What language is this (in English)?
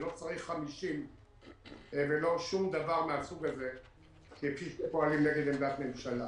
Hebrew